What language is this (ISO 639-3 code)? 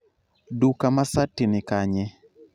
luo